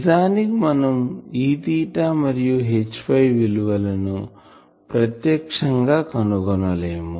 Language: Telugu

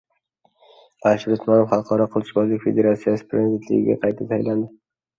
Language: Uzbek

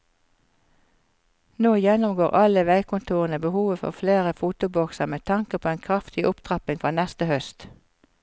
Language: Norwegian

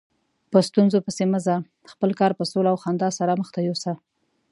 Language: Pashto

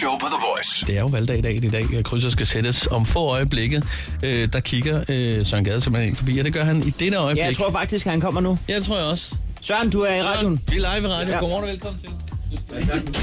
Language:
Danish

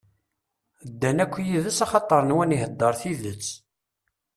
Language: Kabyle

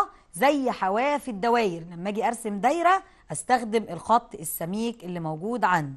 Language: Arabic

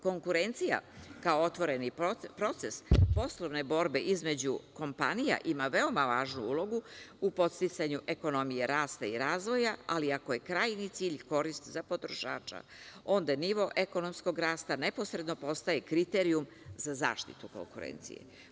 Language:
Serbian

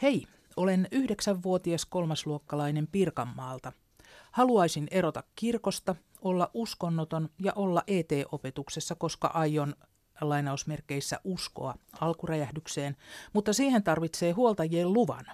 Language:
Finnish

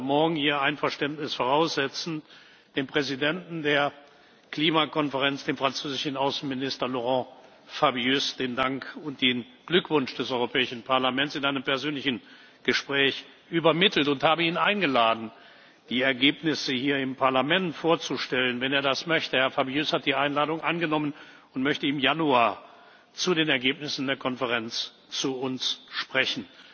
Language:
German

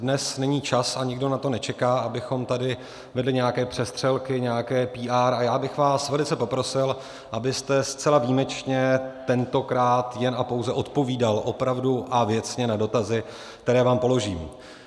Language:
Czech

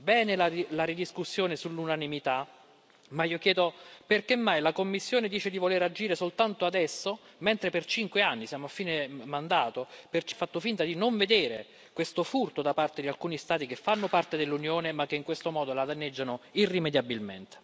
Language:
Italian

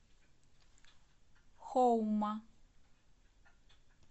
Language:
Russian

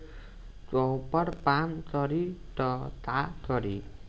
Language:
Bhojpuri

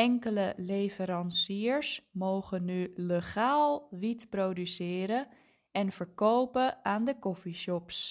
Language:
Dutch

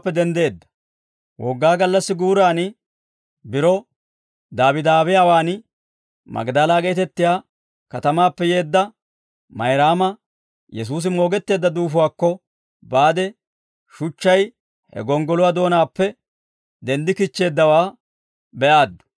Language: Dawro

